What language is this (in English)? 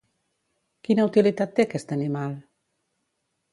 Catalan